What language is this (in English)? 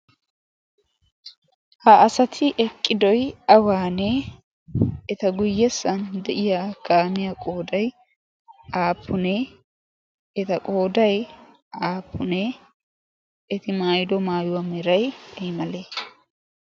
Wolaytta